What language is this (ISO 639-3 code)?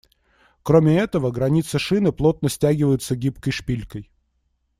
rus